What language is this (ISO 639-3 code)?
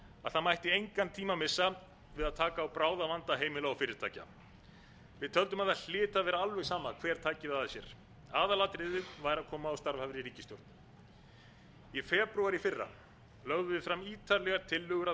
isl